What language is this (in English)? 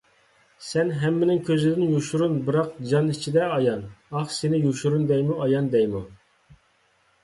Uyghur